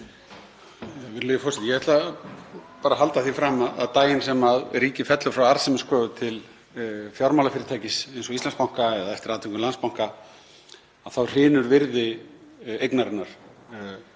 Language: Icelandic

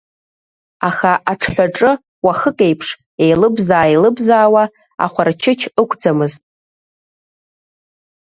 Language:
Abkhazian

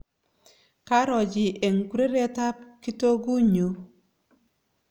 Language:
Kalenjin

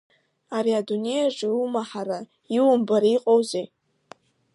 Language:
Abkhazian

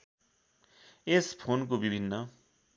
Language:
Nepali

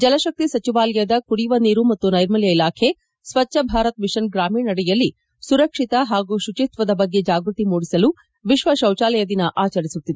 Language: Kannada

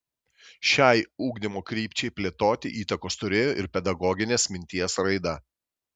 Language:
Lithuanian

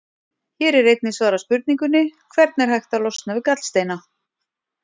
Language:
Icelandic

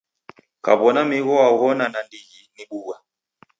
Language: Taita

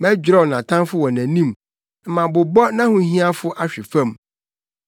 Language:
Akan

